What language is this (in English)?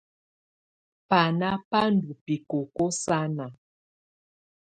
Tunen